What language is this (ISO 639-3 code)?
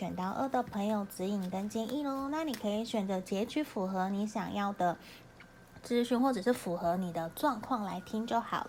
zho